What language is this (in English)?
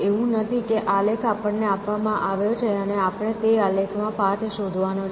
Gujarati